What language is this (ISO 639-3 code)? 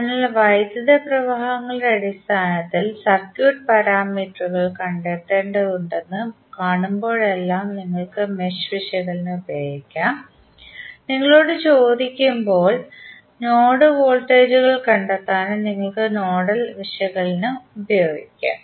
mal